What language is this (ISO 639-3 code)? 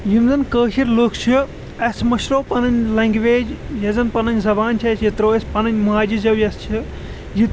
kas